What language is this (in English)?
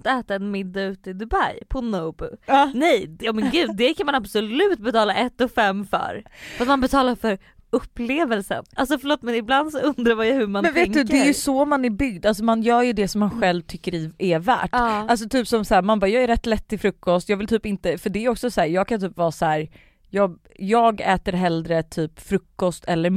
Swedish